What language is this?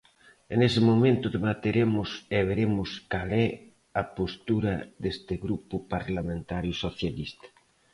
Galician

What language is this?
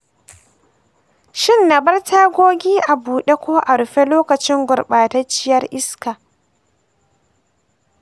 Hausa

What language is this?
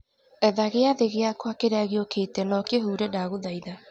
Kikuyu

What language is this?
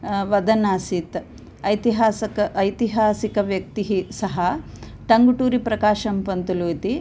Sanskrit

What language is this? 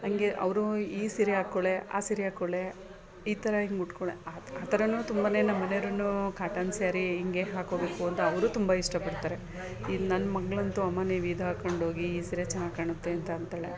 Kannada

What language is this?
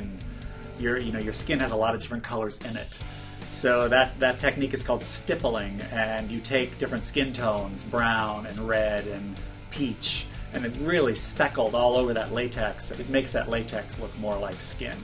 English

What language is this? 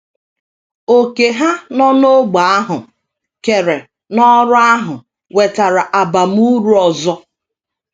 Igbo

